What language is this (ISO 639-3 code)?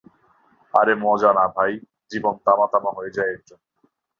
ben